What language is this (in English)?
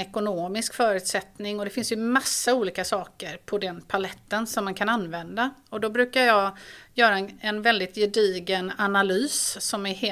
Swedish